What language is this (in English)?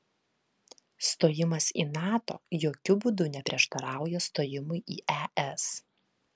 Lithuanian